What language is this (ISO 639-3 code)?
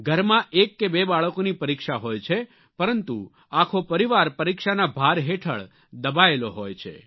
guj